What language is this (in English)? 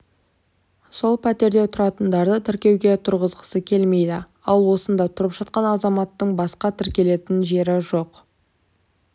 Kazakh